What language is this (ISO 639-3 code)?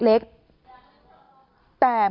tha